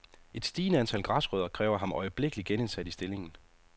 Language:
Danish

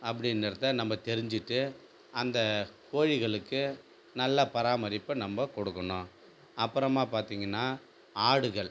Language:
Tamil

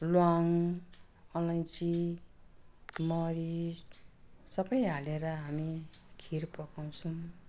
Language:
Nepali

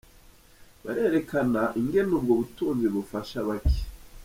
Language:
Kinyarwanda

